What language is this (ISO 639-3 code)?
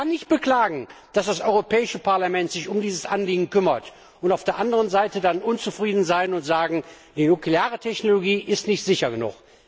deu